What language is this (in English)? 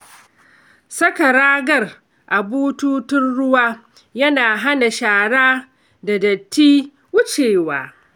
Hausa